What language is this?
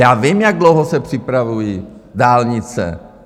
Czech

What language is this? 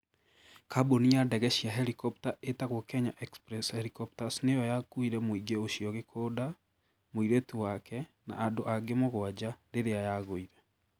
Kikuyu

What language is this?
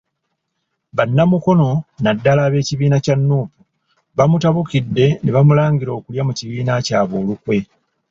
Ganda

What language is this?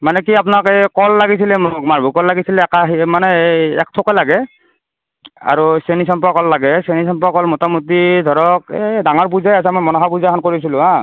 Assamese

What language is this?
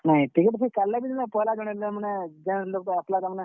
Odia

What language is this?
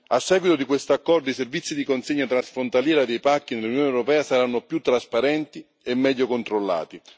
Italian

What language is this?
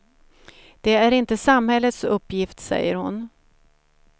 Swedish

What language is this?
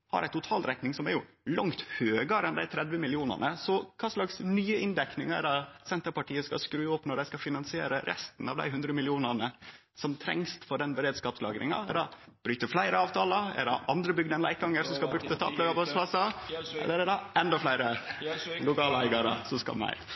Norwegian Nynorsk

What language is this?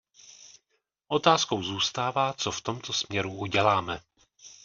Czech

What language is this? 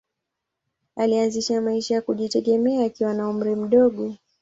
Swahili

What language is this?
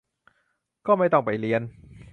Thai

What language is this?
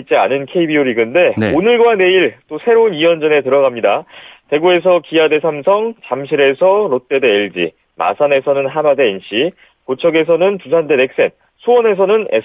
Korean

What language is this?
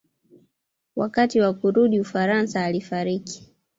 Swahili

